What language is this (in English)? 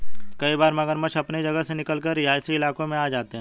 Hindi